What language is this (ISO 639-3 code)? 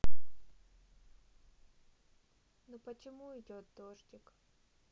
rus